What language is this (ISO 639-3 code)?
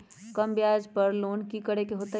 mag